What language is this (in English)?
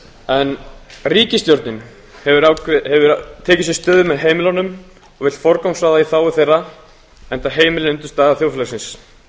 Icelandic